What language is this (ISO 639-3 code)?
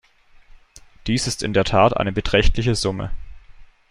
deu